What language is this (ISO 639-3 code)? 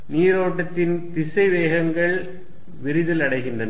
tam